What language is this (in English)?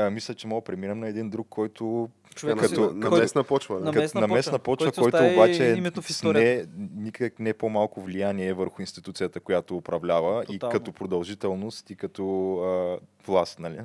Bulgarian